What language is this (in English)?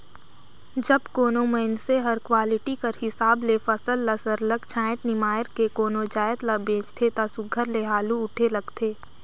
Chhattisgarhi